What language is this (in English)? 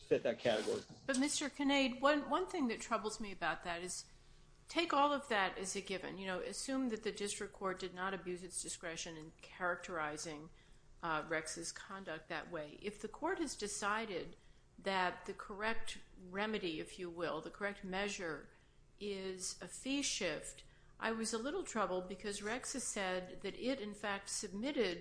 English